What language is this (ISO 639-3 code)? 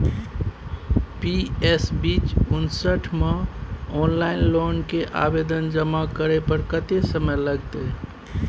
mai